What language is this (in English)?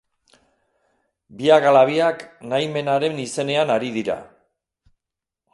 Basque